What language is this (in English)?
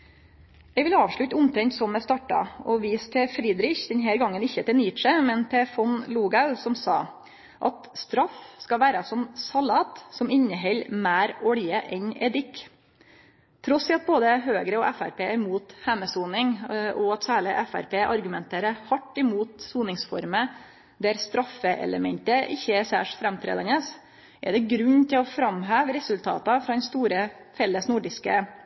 Norwegian Nynorsk